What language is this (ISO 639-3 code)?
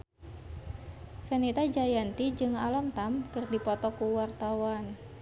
sun